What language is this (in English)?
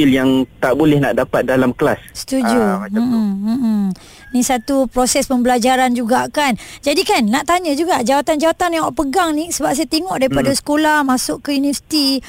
Malay